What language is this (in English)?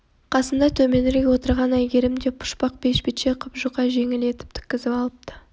Kazakh